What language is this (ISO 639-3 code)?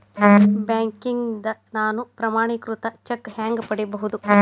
kan